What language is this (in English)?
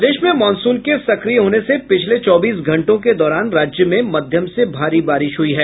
Hindi